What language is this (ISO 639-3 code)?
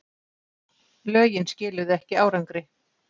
isl